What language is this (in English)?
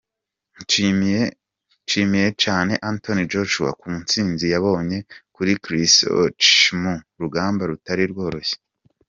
Kinyarwanda